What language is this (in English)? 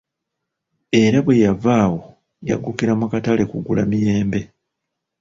Ganda